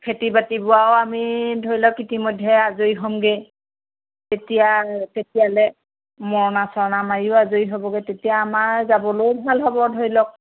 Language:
Assamese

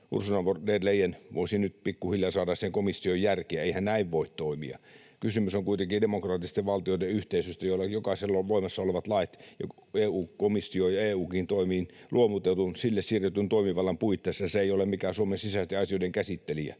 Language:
Finnish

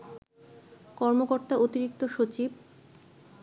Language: Bangla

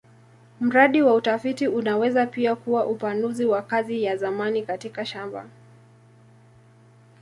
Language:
Swahili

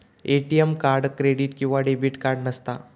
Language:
Marathi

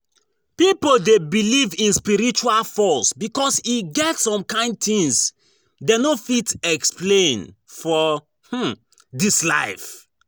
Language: Nigerian Pidgin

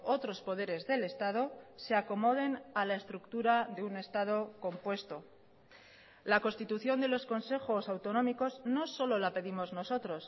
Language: Spanish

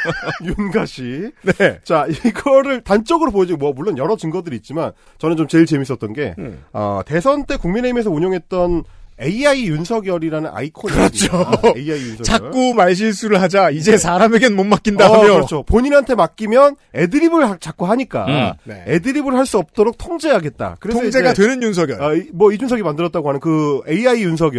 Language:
Korean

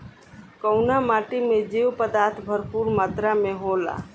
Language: Bhojpuri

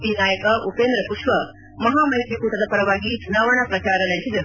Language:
Kannada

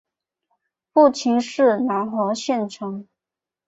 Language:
Chinese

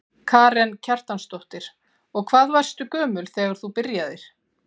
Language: Icelandic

